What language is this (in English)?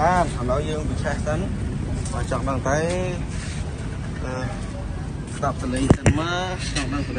Thai